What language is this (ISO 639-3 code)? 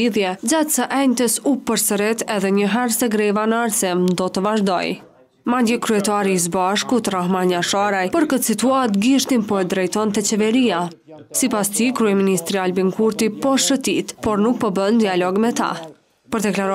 ron